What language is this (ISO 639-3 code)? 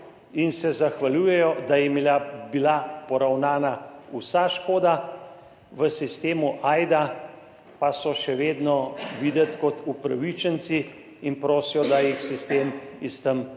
slv